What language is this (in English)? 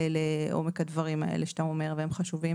Hebrew